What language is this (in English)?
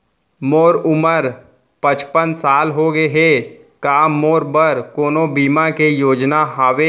Chhattisgarhi